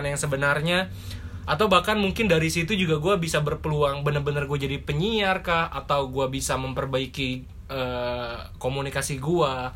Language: Indonesian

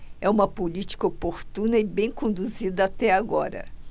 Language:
Portuguese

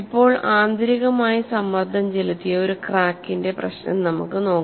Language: Malayalam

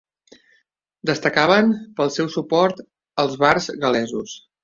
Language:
Catalan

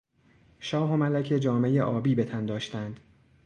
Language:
Persian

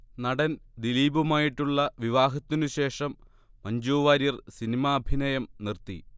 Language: Malayalam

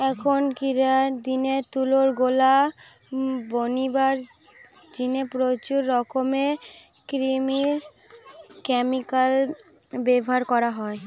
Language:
Bangla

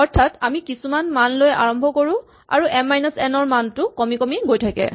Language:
Assamese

